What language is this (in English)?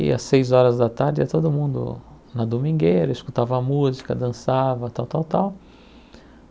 Portuguese